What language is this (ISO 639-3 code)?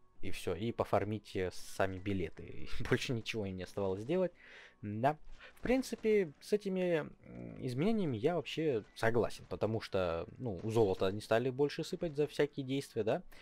rus